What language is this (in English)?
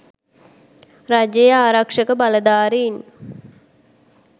Sinhala